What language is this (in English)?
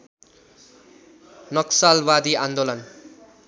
Nepali